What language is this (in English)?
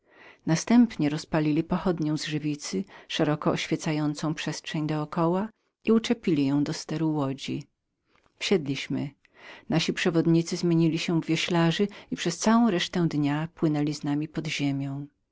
Polish